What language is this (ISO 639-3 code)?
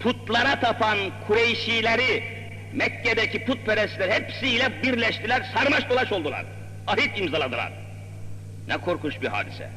tur